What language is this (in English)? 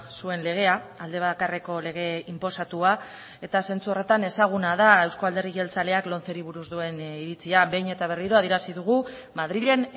Basque